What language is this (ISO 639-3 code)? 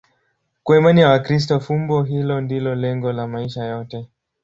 swa